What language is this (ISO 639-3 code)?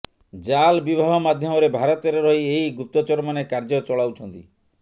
ori